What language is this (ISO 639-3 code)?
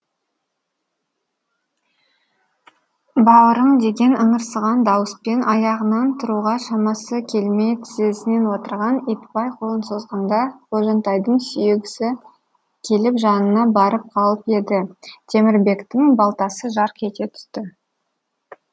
kaz